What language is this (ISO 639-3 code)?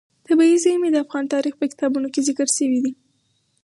pus